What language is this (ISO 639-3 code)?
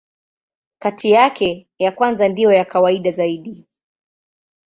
swa